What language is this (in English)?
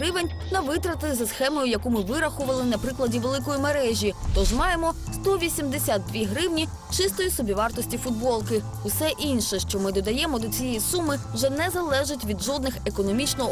Ukrainian